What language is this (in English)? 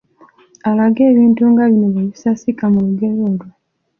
Ganda